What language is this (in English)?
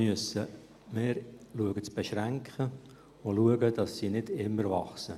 Swiss German